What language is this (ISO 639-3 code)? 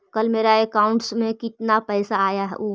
mag